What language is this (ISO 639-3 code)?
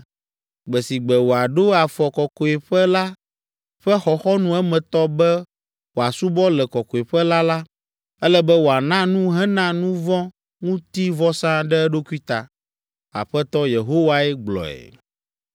ewe